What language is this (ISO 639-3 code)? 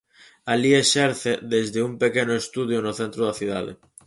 glg